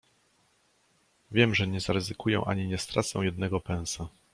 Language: Polish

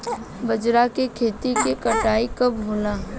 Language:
Bhojpuri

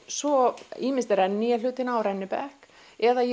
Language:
Icelandic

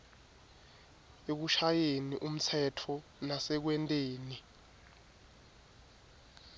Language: Swati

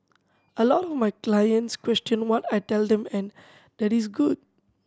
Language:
English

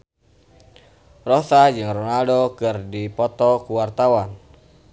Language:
Sundanese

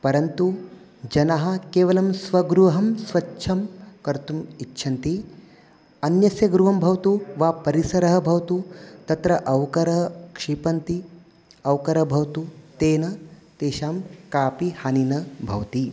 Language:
Sanskrit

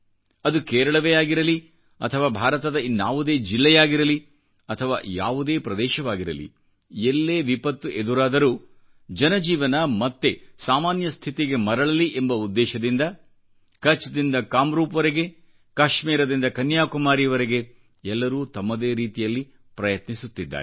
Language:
Kannada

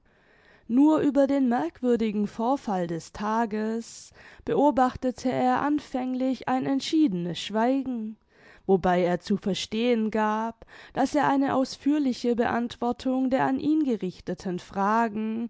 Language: German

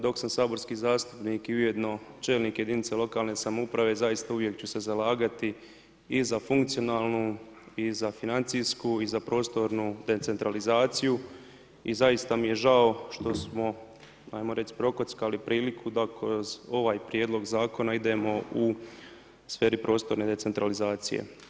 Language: Croatian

